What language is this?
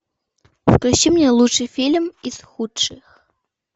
Russian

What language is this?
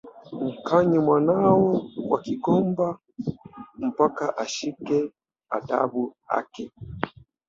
Swahili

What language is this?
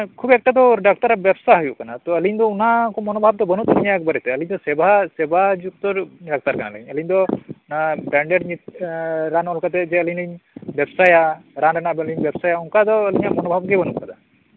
Santali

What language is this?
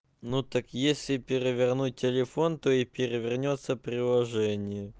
Russian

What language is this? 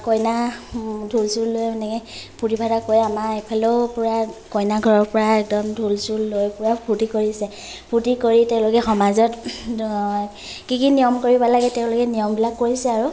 Assamese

